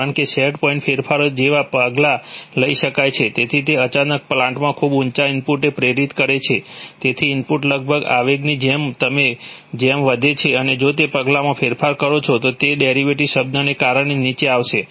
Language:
Gujarati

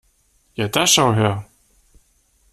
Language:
German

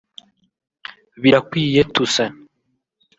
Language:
Kinyarwanda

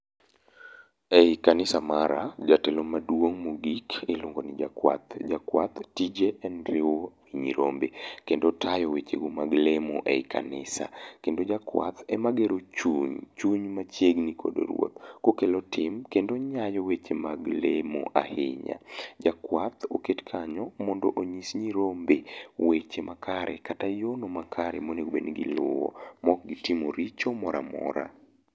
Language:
Luo (Kenya and Tanzania)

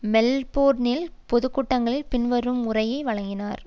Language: Tamil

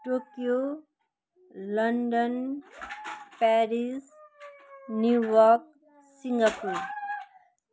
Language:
Nepali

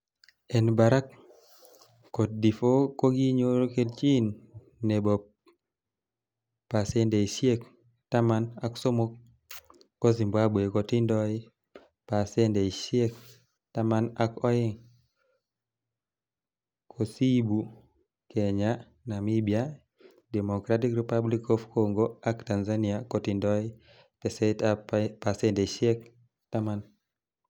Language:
Kalenjin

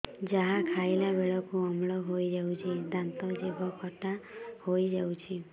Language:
Odia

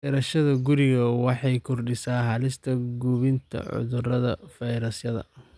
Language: Somali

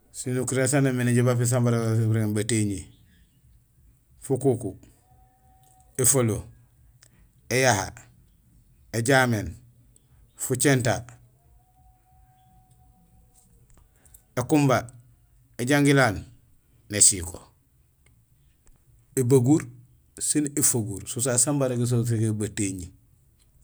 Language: Gusilay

